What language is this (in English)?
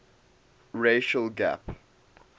English